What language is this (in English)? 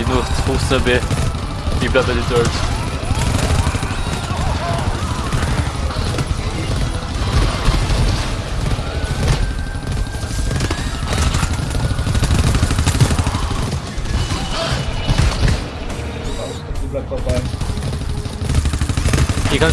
German